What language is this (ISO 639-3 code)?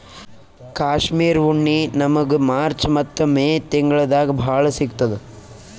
kan